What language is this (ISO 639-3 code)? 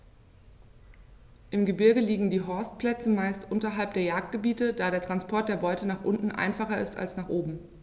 deu